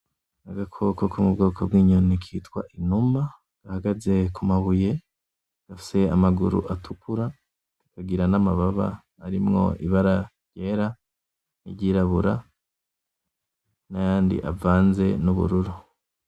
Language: Rundi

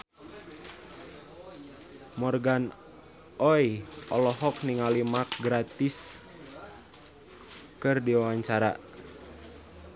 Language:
Sundanese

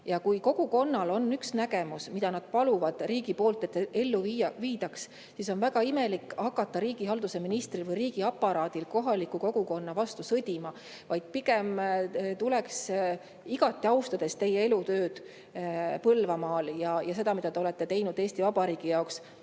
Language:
Estonian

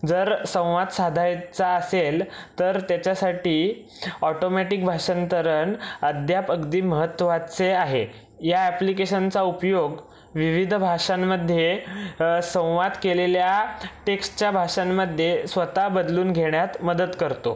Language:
Marathi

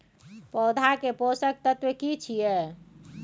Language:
Maithili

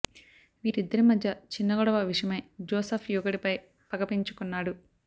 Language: Telugu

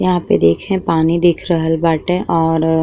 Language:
Bhojpuri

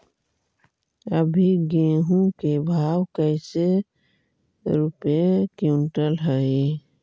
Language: Magahi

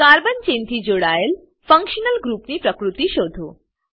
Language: Gujarati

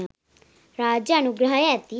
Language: Sinhala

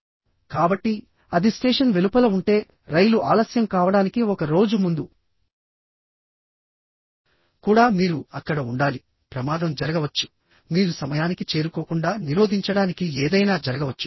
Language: Telugu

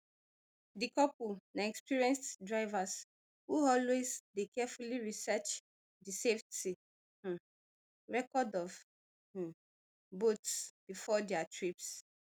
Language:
Nigerian Pidgin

